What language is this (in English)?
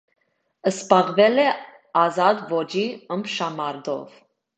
Armenian